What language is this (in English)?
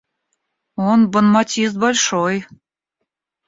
Russian